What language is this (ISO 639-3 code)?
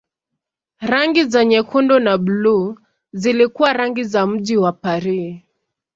swa